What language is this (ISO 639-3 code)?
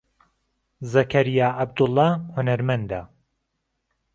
ckb